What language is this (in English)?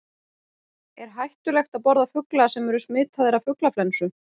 Icelandic